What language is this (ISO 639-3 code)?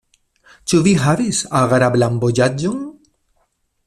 epo